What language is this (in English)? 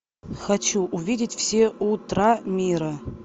Russian